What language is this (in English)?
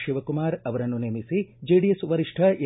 Kannada